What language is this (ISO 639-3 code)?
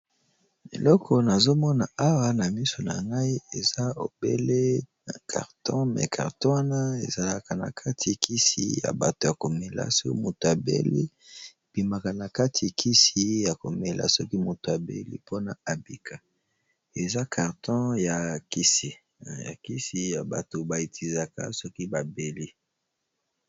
lin